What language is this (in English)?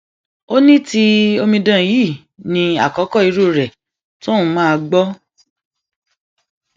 Yoruba